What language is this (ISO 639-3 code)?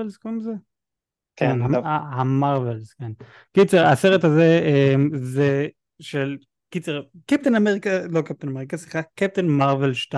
heb